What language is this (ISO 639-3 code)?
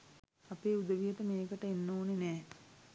sin